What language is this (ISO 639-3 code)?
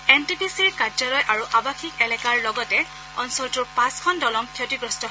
asm